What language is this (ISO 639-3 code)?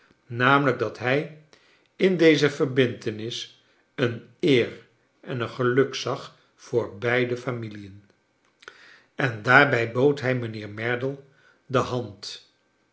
nld